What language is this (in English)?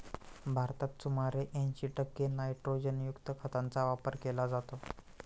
Marathi